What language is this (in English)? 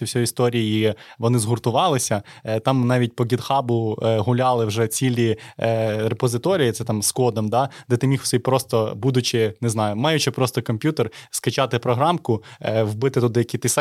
Ukrainian